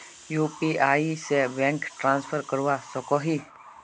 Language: Magahi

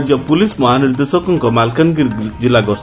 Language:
Odia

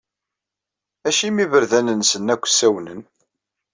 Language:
Kabyle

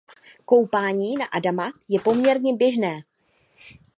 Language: Czech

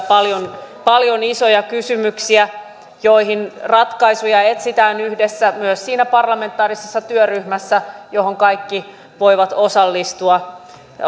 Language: Finnish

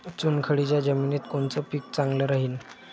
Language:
Marathi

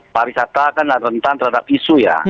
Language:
Indonesian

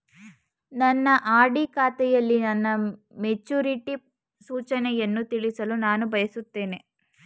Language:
Kannada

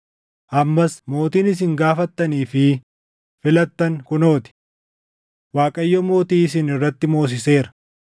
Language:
Oromo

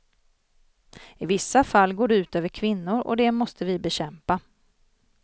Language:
Swedish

